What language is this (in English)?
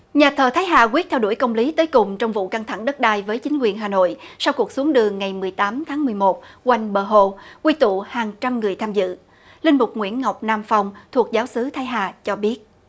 Vietnamese